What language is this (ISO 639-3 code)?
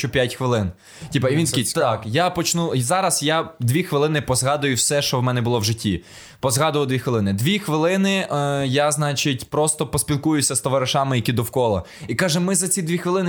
ukr